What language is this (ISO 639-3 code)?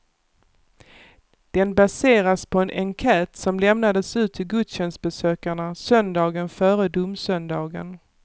swe